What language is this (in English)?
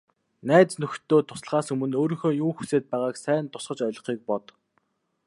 Mongolian